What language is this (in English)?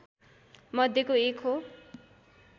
Nepali